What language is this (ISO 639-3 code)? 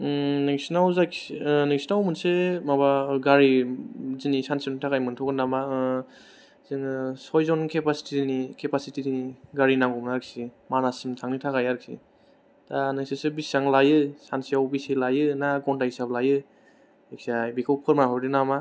brx